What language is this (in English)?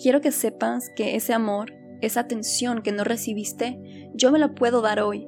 Spanish